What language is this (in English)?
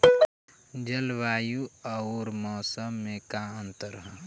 Bhojpuri